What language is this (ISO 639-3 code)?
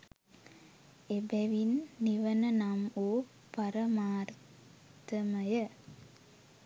sin